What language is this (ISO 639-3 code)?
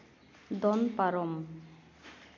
sat